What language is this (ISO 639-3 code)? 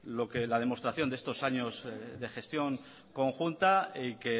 spa